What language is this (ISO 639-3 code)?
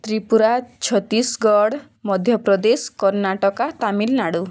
ori